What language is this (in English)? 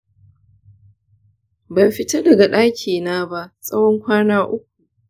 Hausa